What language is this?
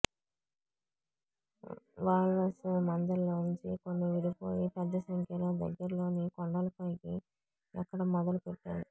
Telugu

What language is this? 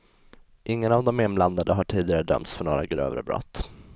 Swedish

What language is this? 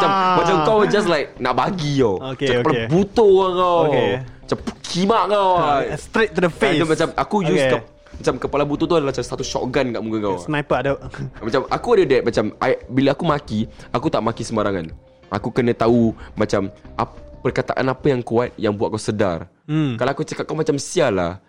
Malay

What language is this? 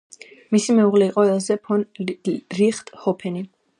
Georgian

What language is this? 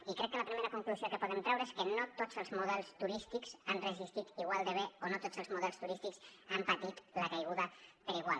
Catalan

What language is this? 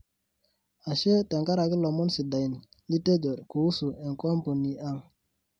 Masai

